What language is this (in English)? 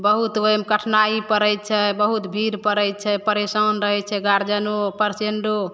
Maithili